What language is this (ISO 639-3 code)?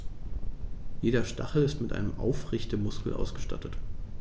deu